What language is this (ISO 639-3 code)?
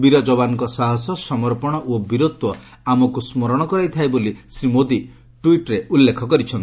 ori